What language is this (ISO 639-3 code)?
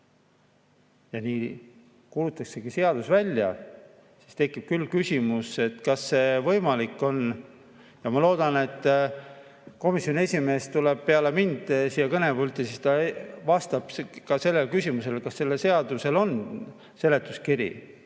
est